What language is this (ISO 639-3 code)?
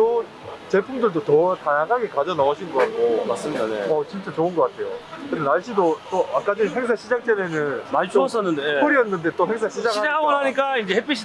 kor